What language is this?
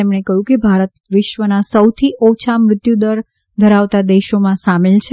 Gujarati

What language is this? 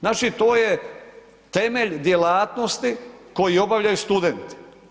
Croatian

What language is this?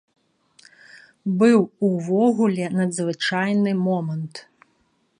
Belarusian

